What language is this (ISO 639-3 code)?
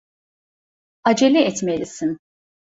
tur